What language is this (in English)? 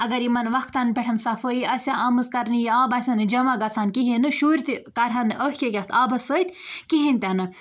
Kashmiri